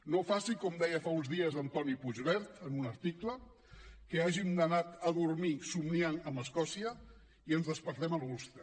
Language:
Catalan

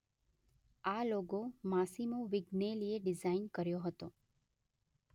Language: Gujarati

